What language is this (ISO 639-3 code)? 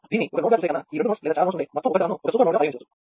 tel